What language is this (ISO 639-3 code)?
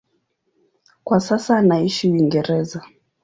swa